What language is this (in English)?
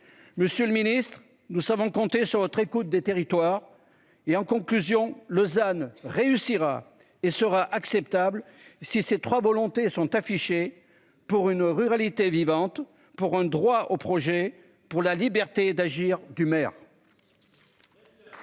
French